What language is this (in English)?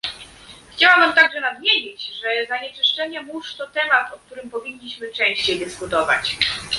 Polish